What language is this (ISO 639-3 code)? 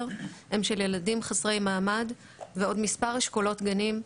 heb